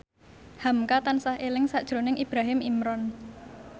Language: Javanese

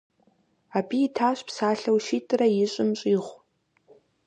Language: Kabardian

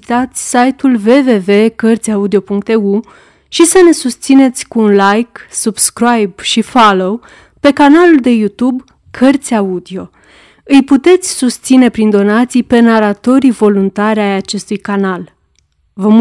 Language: Romanian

